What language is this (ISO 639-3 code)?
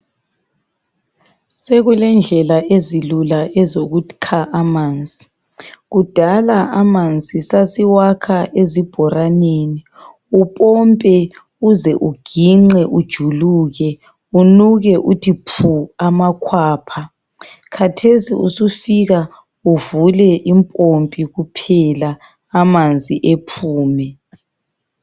nde